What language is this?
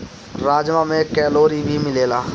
Bhojpuri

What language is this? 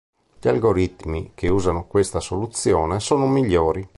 Italian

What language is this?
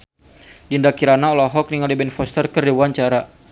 Sundanese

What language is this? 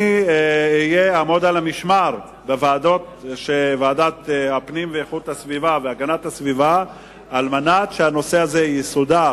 Hebrew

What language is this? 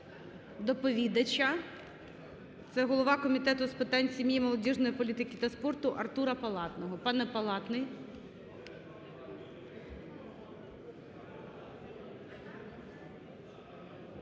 Ukrainian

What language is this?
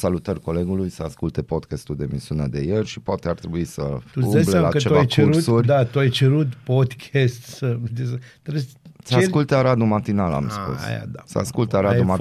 Romanian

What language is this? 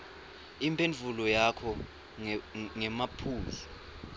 Swati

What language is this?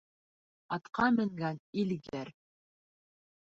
Bashkir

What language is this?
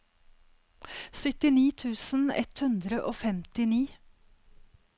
Norwegian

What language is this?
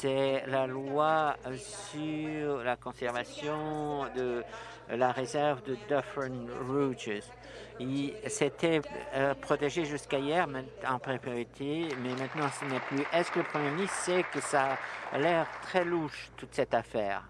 French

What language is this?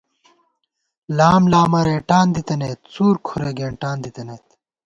Gawar-Bati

